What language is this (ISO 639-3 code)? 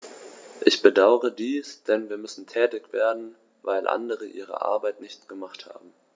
deu